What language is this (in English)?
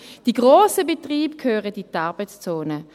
Swiss German